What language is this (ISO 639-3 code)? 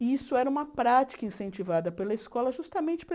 por